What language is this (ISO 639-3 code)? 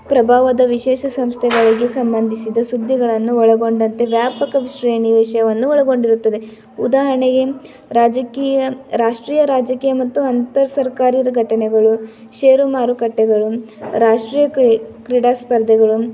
kan